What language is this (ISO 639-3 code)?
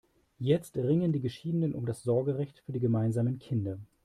deu